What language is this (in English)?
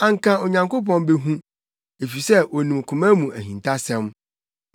Akan